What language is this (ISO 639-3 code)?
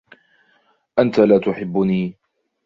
ara